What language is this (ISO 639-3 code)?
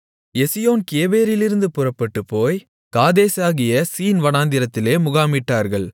tam